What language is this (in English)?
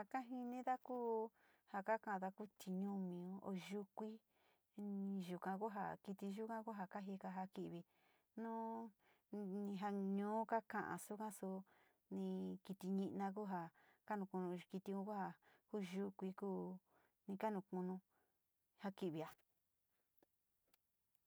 Sinicahua Mixtec